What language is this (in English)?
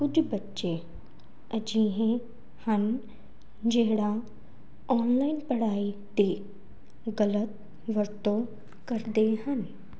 Punjabi